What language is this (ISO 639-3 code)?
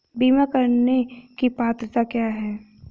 hin